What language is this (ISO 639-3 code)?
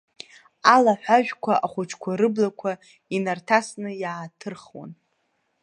abk